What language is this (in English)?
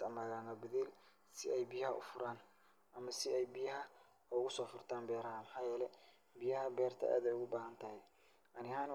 Somali